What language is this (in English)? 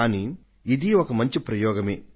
Telugu